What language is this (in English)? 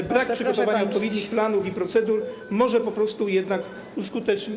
Polish